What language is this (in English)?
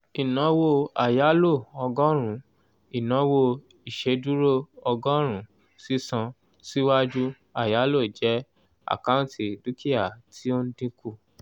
Yoruba